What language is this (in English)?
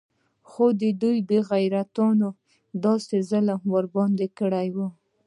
Pashto